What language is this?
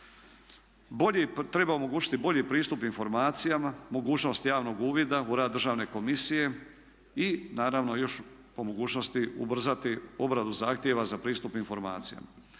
Croatian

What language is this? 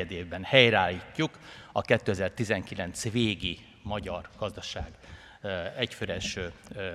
Hungarian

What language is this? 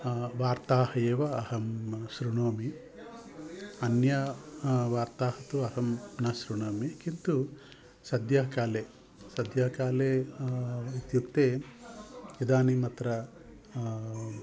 Sanskrit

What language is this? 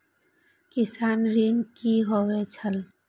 Maithili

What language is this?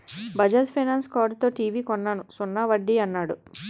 Telugu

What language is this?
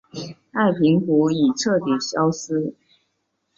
Chinese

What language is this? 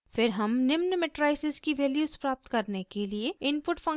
Hindi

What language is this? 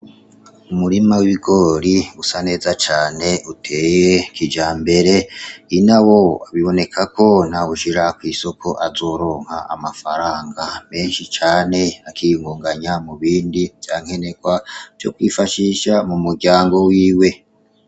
Rundi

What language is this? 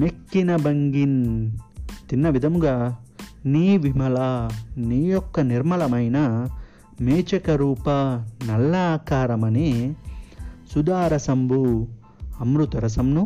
Telugu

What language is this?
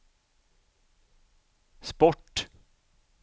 Swedish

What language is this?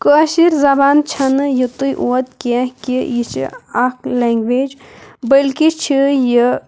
Kashmiri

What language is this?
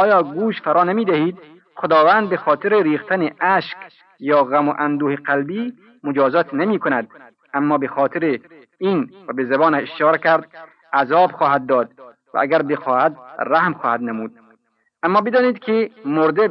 Persian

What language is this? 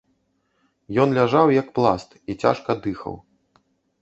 Belarusian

